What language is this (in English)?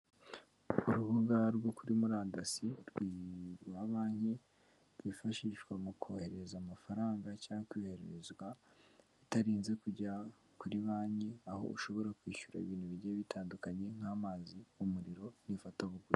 Kinyarwanda